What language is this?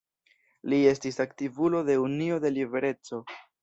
Esperanto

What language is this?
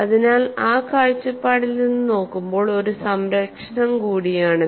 Malayalam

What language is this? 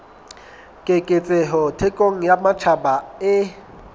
Southern Sotho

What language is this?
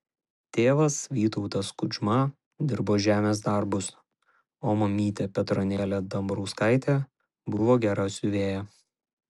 Lithuanian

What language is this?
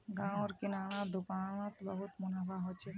Magahi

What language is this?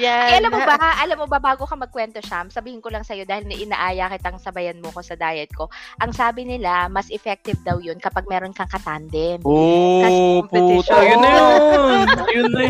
Filipino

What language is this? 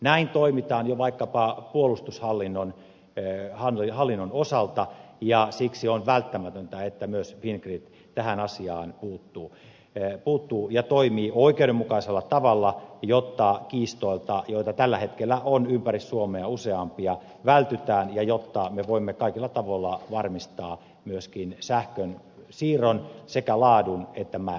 Finnish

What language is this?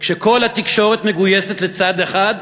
Hebrew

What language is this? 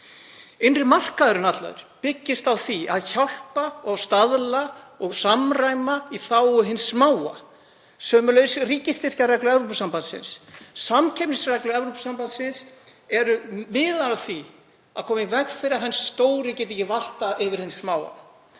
Icelandic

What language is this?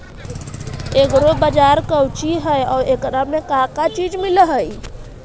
Magahi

